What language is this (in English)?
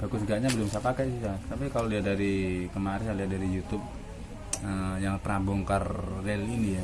Indonesian